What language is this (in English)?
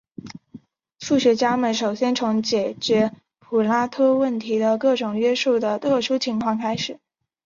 Chinese